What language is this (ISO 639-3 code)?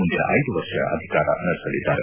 kan